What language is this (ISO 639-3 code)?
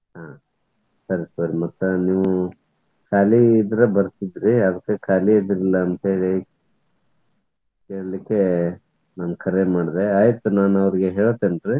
kan